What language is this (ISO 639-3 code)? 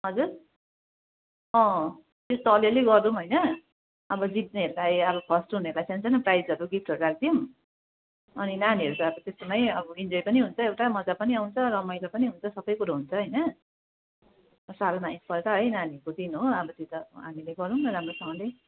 nep